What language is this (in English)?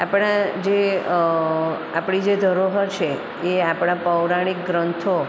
Gujarati